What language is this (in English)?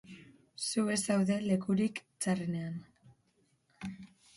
Basque